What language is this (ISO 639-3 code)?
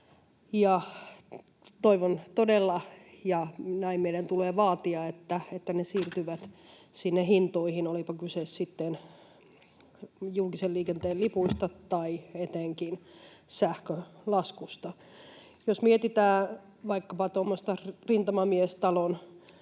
fin